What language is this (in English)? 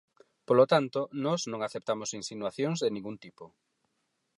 Galician